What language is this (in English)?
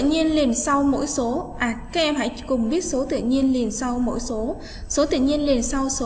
Vietnamese